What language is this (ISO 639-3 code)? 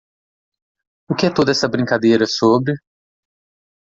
por